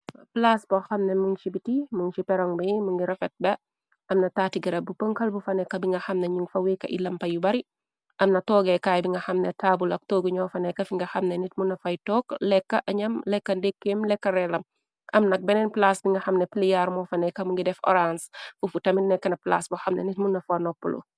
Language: Wolof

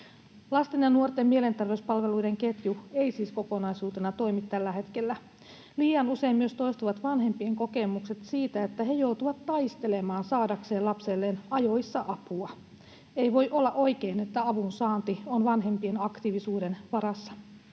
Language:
Finnish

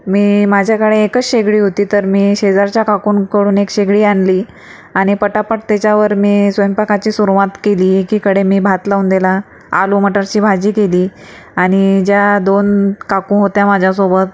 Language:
Marathi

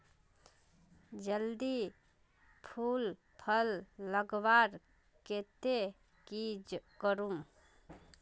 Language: Magahi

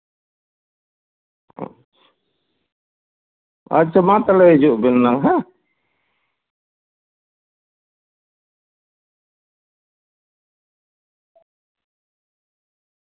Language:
Santali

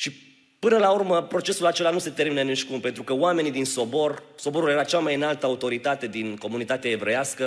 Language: Romanian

